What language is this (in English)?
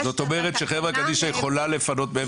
Hebrew